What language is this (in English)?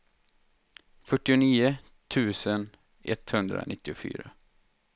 Swedish